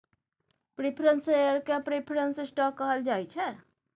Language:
Maithili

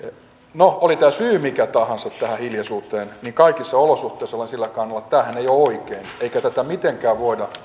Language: Finnish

